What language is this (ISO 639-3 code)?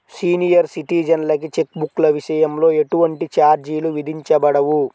tel